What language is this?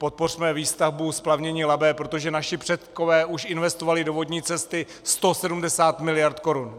Czech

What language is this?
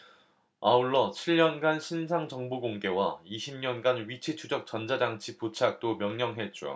Korean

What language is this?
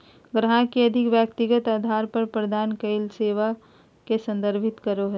Magahi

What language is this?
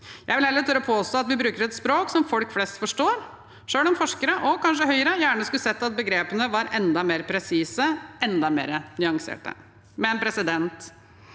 Norwegian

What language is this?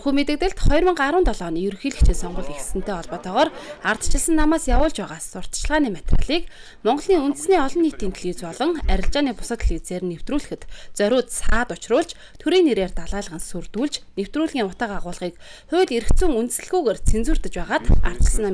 Russian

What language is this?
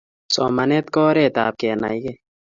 Kalenjin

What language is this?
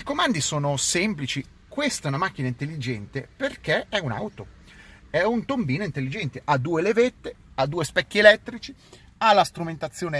Italian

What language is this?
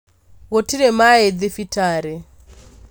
Kikuyu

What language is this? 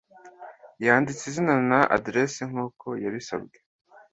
Kinyarwanda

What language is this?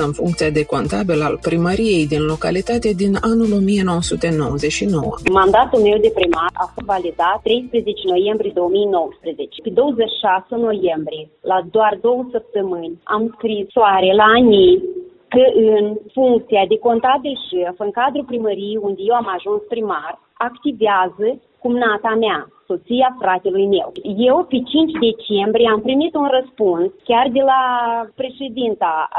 Romanian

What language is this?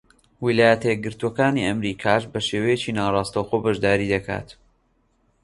Central Kurdish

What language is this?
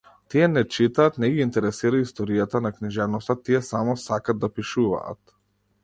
Macedonian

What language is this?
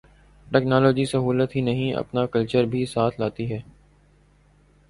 Urdu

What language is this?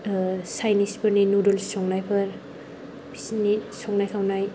Bodo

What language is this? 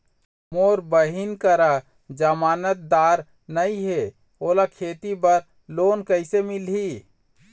Chhattisgarhi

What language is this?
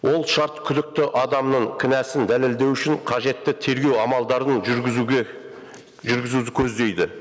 Kazakh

